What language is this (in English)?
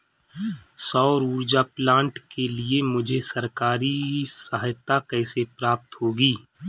Hindi